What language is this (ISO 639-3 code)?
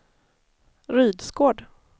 swe